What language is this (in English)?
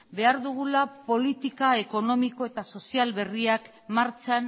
Basque